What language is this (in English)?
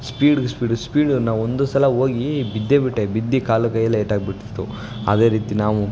Kannada